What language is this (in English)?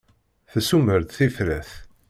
Kabyle